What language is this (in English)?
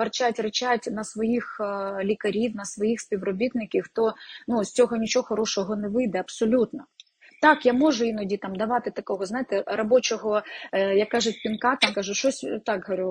Ukrainian